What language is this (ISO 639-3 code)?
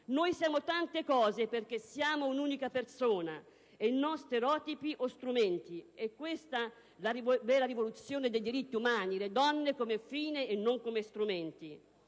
ita